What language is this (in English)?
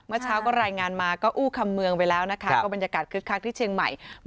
Thai